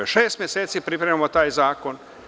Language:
Serbian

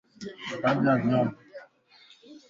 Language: Swahili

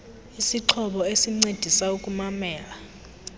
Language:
Xhosa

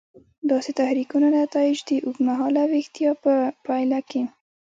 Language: Pashto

